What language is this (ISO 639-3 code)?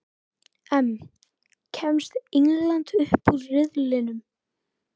isl